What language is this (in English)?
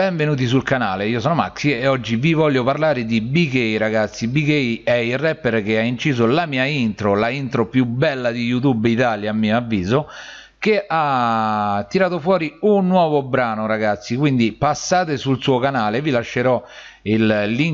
Italian